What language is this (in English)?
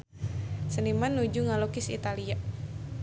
Sundanese